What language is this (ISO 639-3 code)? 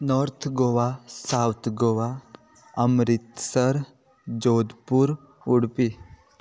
kok